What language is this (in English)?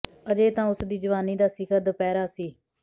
Punjabi